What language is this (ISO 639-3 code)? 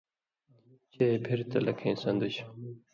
mvy